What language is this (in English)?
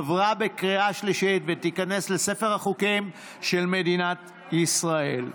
Hebrew